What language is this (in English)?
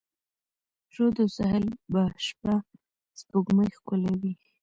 Pashto